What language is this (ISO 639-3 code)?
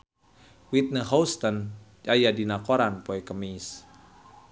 sun